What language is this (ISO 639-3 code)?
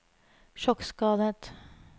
nor